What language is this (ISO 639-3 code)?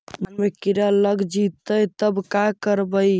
mag